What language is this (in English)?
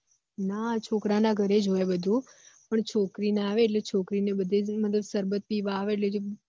Gujarati